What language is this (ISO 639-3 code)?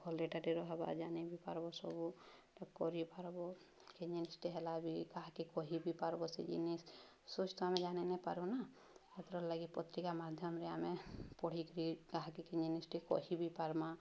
ori